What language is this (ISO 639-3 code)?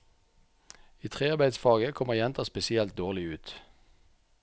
nor